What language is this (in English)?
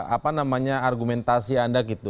Indonesian